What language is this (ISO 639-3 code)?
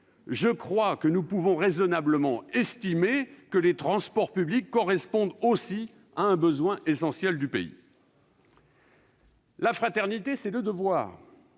fra